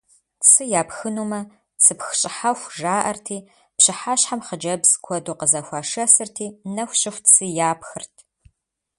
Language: Kabardian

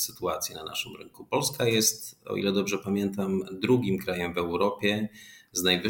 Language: Polish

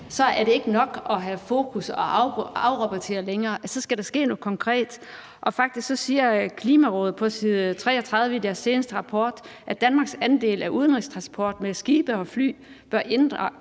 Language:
Danish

